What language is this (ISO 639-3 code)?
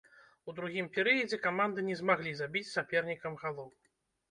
bel